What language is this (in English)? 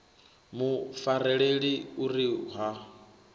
Venda